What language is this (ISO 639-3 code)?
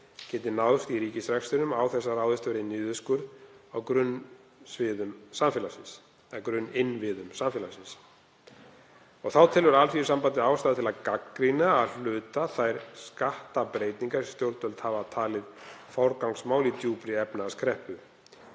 isl